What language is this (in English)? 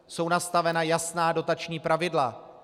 Czech